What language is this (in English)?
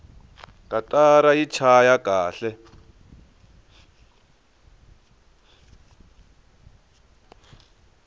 Tsonga